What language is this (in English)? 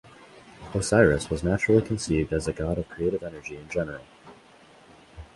English